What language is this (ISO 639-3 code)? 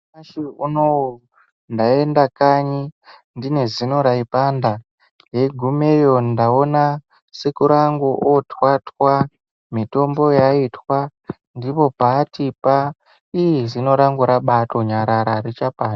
ndc